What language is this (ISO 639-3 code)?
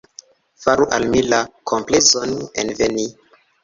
epo